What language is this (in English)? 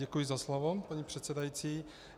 Czech